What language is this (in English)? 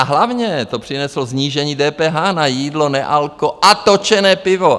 Czech